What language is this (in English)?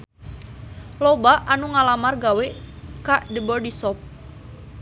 Sundanese